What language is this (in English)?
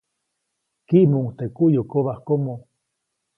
Copainalá Zoque